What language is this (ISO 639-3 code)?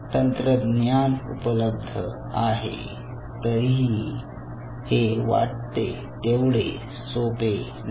mar